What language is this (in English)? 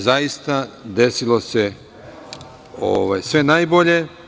Serbian